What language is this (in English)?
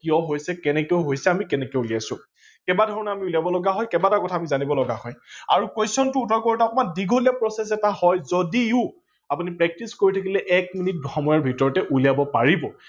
Assamese